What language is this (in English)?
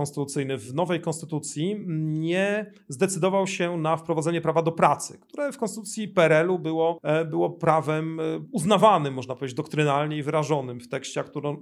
Polish